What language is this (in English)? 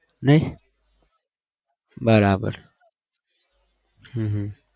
Gujarati